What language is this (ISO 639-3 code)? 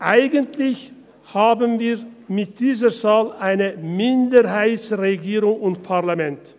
gsw